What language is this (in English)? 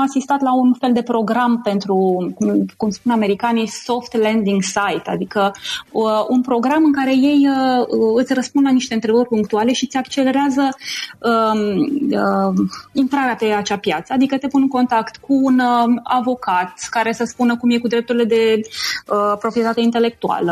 Romanian